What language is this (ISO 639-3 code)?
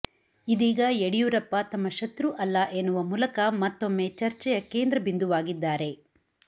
kan